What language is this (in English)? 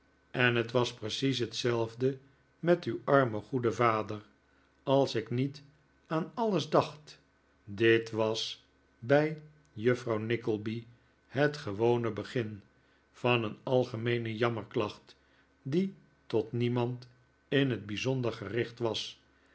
Dutch